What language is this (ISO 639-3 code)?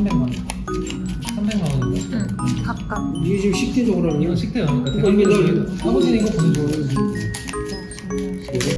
kor